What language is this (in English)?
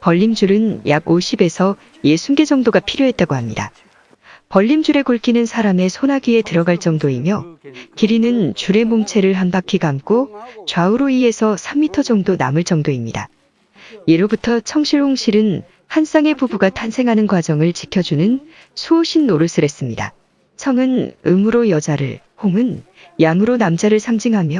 Korean